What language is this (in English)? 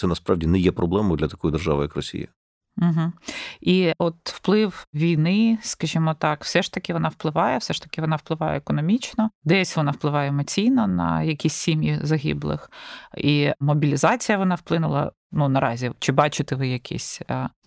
Ukrainian